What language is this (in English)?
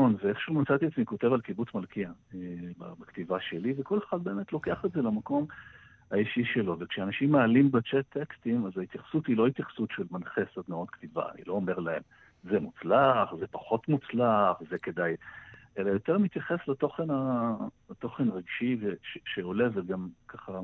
Hebrew